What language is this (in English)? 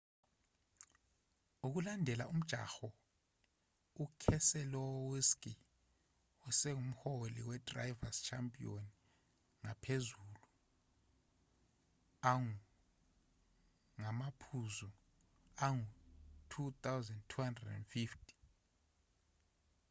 Zulu